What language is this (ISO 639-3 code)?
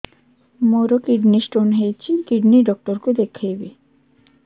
ori